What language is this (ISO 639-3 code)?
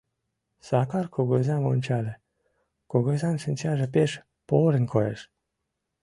chm